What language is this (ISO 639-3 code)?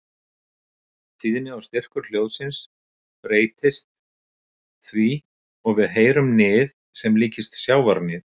isl